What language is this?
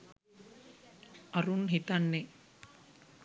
Sinhala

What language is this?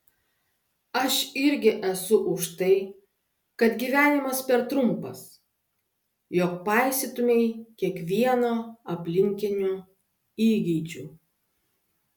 Lithuanian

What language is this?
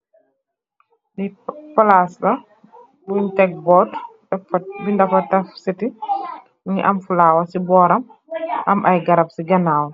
Wolof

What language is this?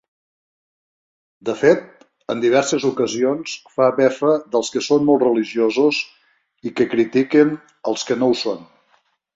Catalan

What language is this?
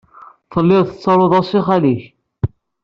Kabyle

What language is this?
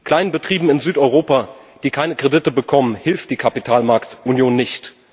German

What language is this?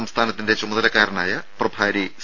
Malayalam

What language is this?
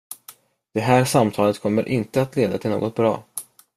Swedish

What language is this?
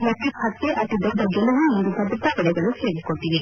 Kannada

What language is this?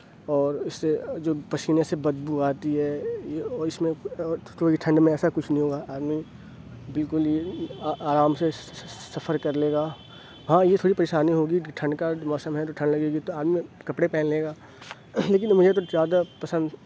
Urdu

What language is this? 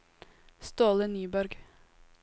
Norwegian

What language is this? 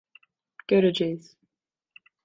Turkish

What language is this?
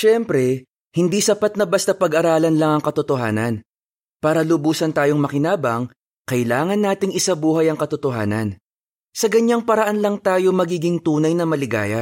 Filipino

